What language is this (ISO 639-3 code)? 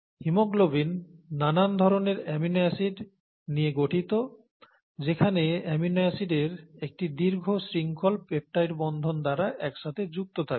ben